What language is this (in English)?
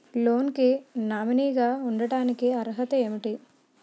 Telugu